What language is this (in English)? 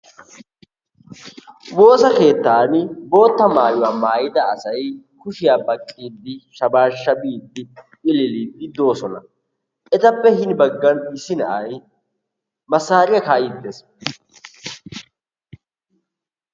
Wolaytta